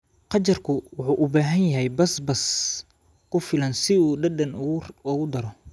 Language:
Somali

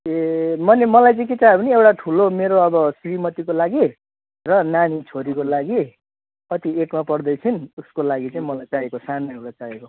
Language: Nepali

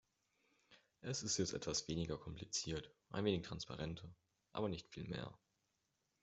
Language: German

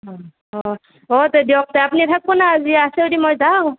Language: Assamese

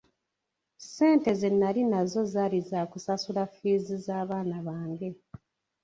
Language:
Ganda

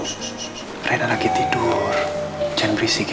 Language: Indonesian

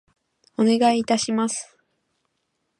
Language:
Japanese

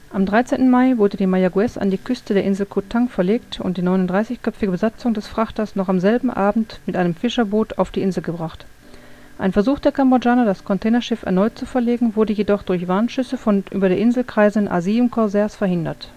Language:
German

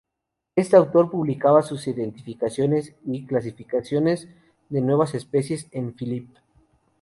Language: Spanish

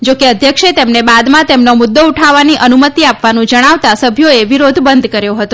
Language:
Gujarati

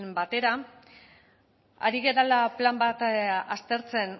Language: Basque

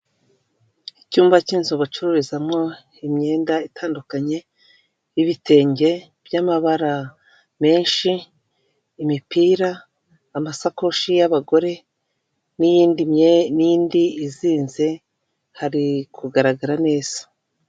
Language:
Kinyarwanda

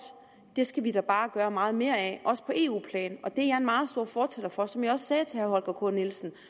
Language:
Danish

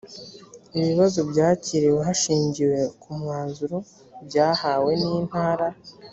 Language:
Kinyarwanda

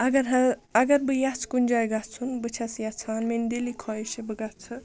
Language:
Kashmiri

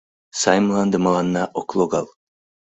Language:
Mari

